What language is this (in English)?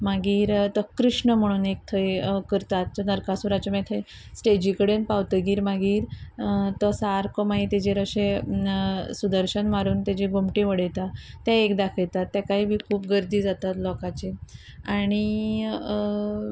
Konkani